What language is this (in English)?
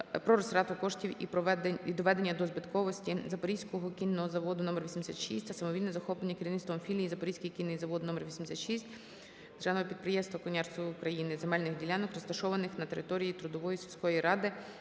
Ukrainian